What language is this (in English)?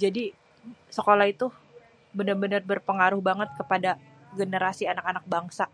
Betawi